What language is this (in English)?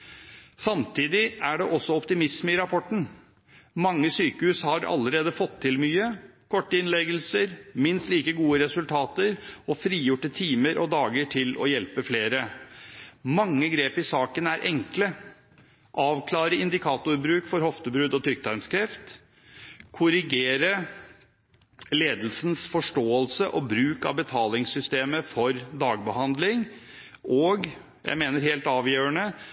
Norwegian Bokmål